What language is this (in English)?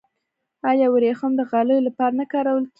Pashto